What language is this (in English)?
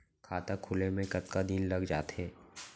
Chhattisgarhi